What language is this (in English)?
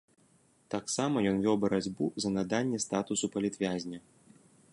Belarusian